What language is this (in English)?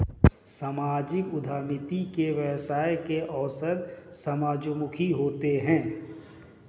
Hindi